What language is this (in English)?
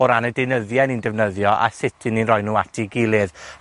Welsh